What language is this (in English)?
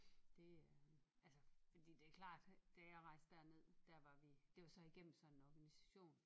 Danish